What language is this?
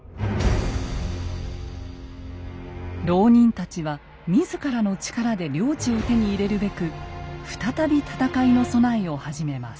Japanese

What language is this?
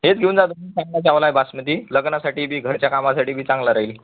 Marathi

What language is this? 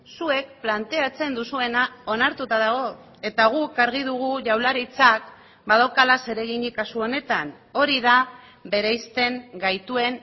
Basque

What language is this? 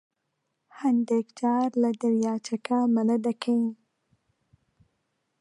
Central Kurdish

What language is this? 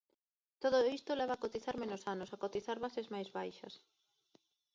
Galician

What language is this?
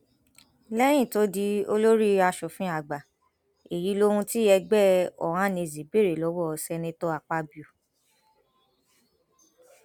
Yoruba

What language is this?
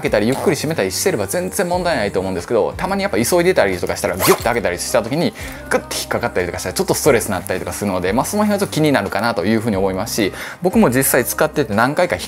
Japanese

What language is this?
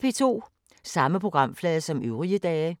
Danish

